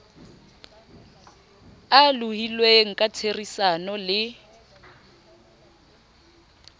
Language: Southern Sotho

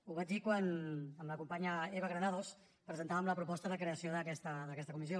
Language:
Catalan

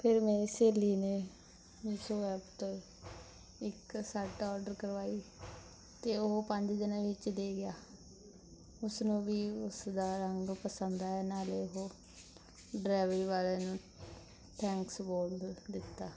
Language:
Punjabi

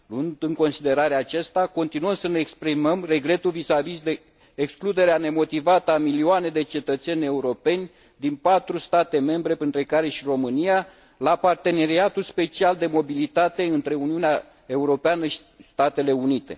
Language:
Romanian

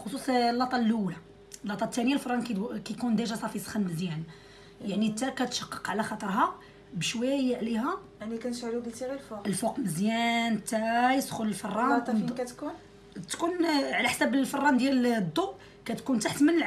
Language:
Arabic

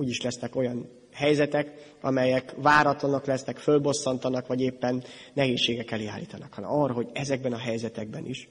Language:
Hungarian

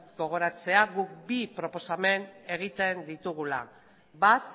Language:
Basque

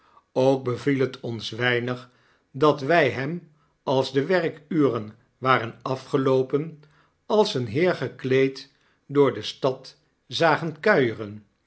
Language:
Dutch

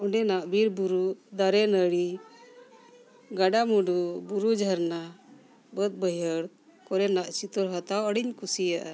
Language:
Santali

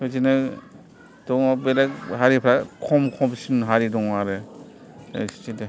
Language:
Bodo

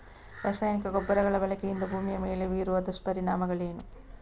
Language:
Kannada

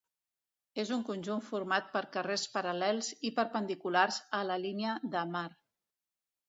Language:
Catalan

